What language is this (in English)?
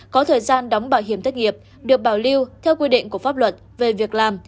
Vietnamese